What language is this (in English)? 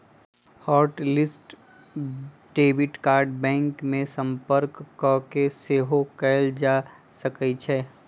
Magahi